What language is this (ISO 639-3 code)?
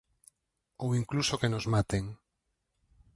glg